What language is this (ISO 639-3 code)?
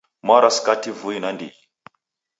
dav